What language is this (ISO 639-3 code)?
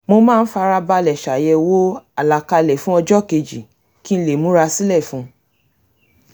yor